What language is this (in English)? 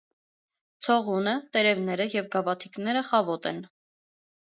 Armenian